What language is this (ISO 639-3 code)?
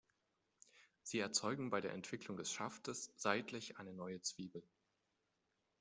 deu